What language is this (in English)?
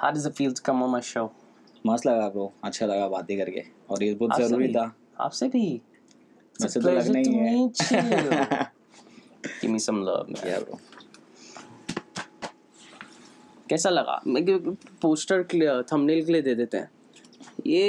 Hindi